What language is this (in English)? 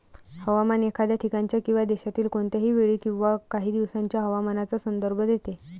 Marathi